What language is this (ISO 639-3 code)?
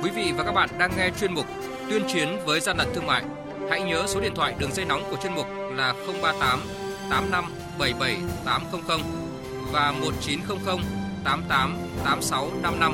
vie